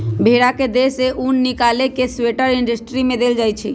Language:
Magahi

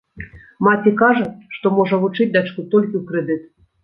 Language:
Belarusian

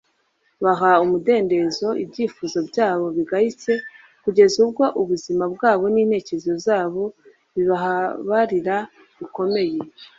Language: Kinyarwanda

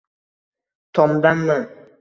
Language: Uzbek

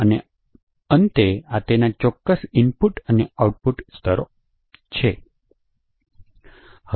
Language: Gujarati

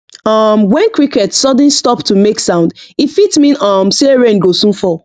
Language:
Nigerian Pidgin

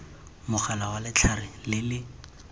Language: Tswana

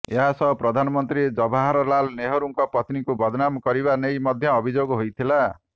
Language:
Odia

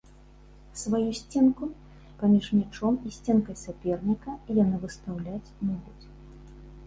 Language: Belarusian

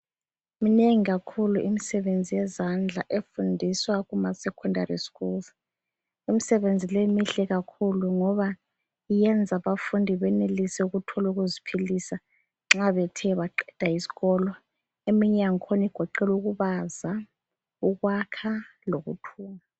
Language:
North Ndebele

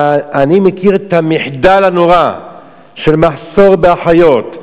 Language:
Hebrew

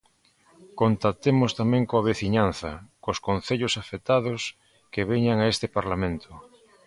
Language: Galician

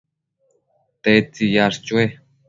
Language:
Matsés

